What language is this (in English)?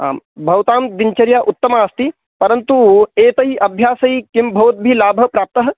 Sanskrit